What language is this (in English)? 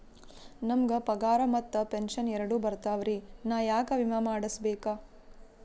Kannada